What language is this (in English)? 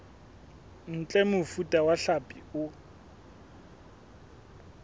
Southern Sotho